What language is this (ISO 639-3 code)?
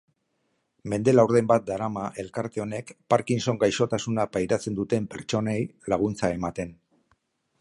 eus